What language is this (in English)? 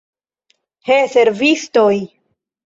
Esperanto